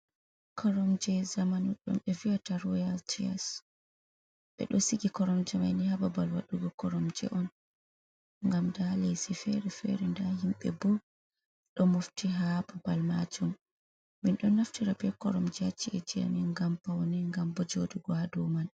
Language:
Fula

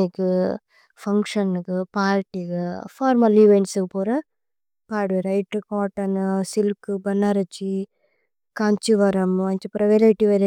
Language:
Tulu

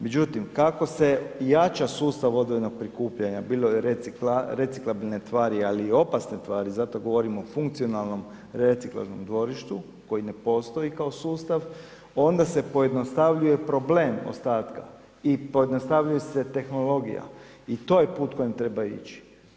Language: Croatian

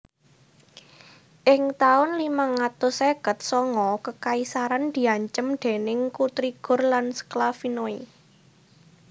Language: Javanese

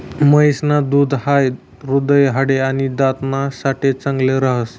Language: Marathi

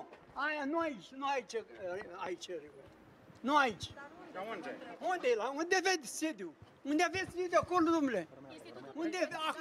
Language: Romanian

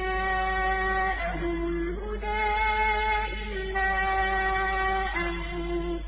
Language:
Arabic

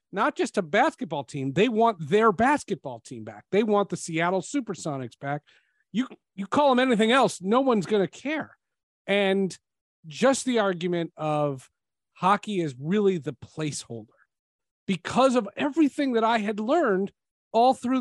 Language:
English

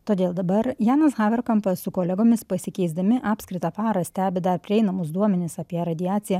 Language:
Lithuanian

